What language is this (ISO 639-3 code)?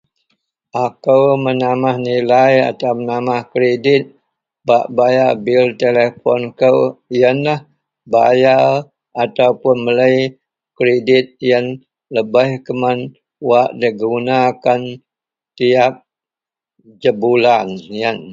mel